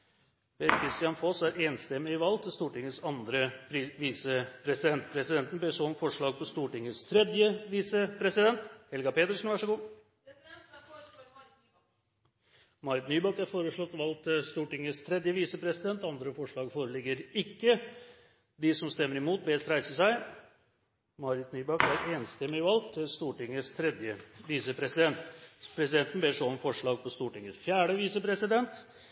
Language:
Norwegian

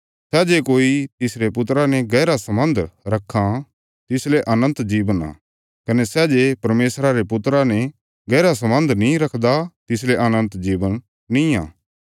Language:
Bilaspuri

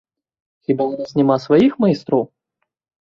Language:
Belarusian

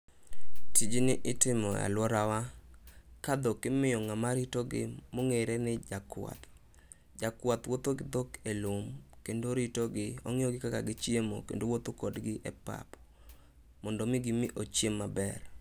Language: Luo (Kenya and Tanzania)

